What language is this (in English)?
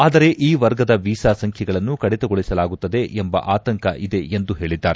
Kannada